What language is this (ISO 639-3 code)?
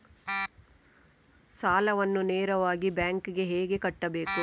kan